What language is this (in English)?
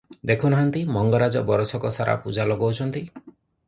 Odia